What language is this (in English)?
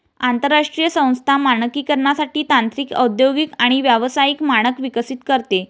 Marathi